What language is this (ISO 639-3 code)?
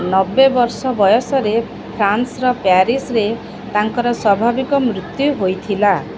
ori